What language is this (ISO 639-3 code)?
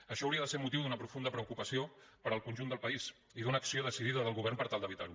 cat